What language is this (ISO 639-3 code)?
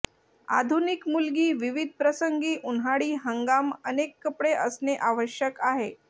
mar